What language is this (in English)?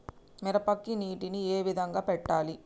Telugu